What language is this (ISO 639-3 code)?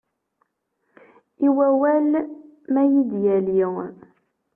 kab